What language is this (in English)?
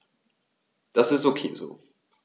German